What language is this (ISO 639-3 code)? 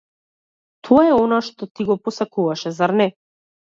mkd